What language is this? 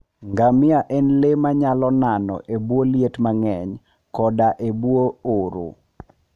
Luo (Kenya and Tanzania)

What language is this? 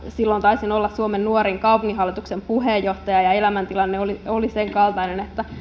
Finnish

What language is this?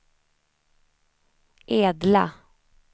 Swedish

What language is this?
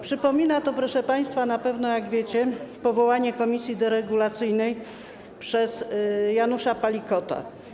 Polish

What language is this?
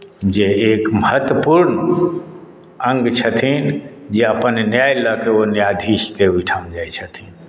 Maithili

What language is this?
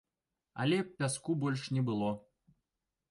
Belarusian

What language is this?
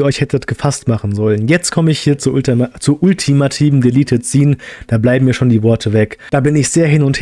German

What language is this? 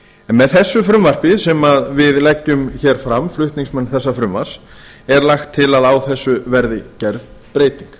Icelandic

